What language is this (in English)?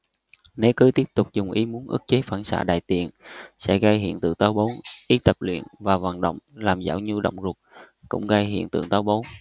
Vietnamese